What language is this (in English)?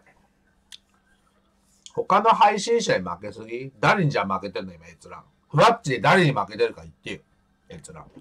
Japanese